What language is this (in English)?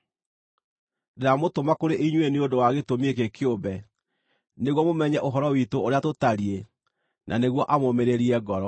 Kikuyu